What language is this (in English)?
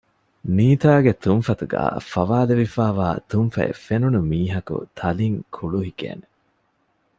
Divehi